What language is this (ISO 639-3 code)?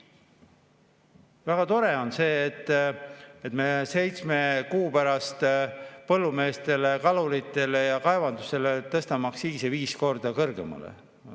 est